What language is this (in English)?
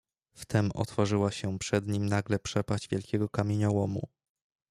Polish